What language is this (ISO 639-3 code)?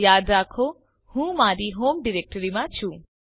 guj